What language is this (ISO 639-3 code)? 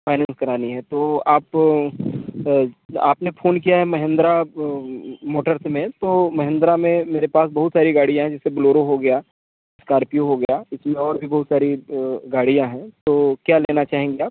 hin